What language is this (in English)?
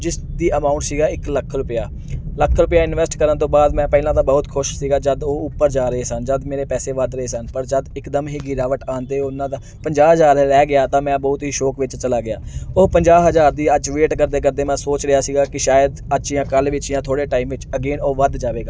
Punjabi